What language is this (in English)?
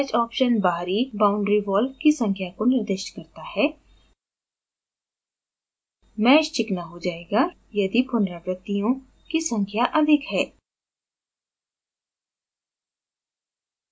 Hindi